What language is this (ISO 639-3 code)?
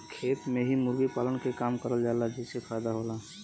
bho